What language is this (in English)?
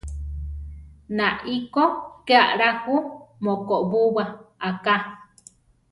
Central Tarahumara